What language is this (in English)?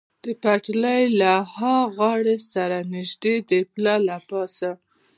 Pashto